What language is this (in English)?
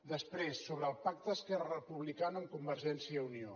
Catalan